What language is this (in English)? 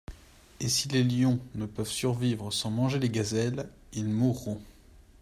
French